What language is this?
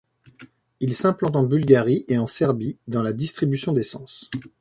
French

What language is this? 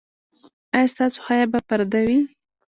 Pashto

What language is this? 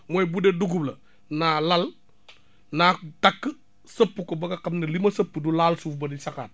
Wolof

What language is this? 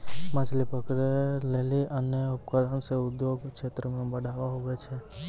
Maithili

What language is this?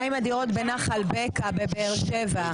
Hebrew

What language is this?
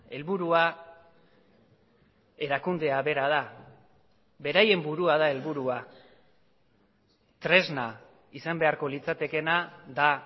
Basque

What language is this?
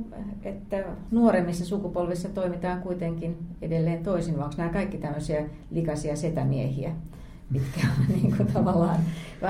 Finnish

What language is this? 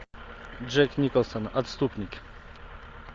Russian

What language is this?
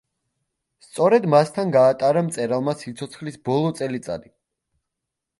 Georgian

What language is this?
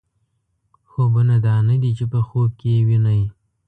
Pashto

